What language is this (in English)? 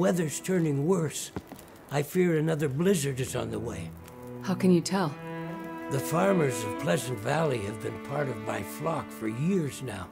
Japanese